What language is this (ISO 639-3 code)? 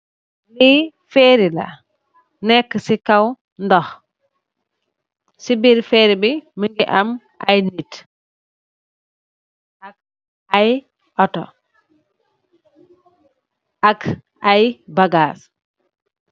wol